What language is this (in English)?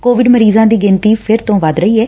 Punjabi